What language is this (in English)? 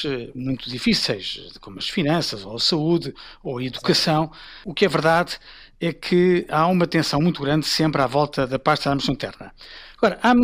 Portuguese